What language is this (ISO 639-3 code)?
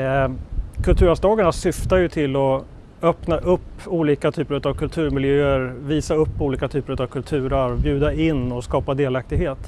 swe